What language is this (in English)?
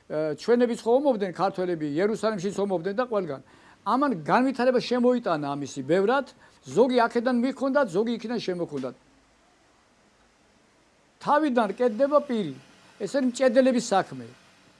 Catalan